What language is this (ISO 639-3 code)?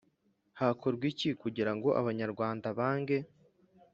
kin